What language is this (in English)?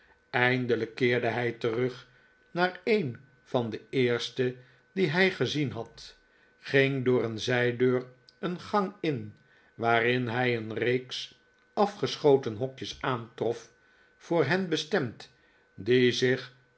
Dutch